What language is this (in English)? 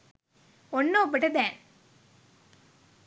Sinhala